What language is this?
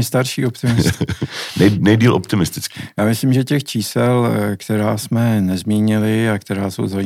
Czech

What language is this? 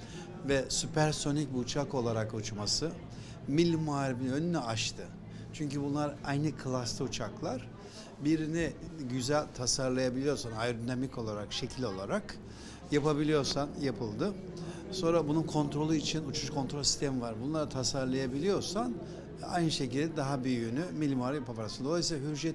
Turkish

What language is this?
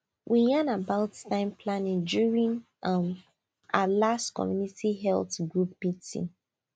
Nigerian Pidgin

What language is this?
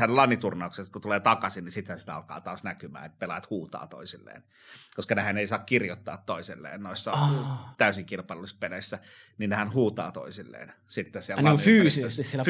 Finnish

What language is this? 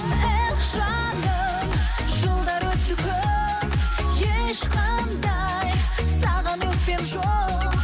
Kazakh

